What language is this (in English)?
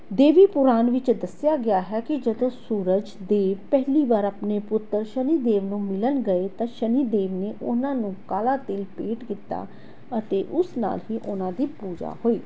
Punjabi